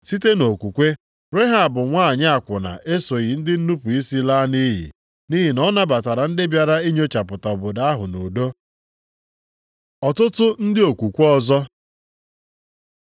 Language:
Igbo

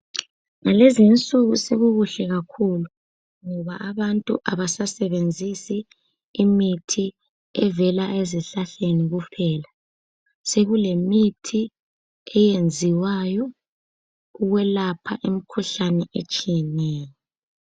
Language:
North Ndebele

